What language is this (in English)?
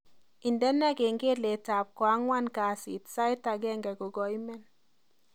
Kalenjin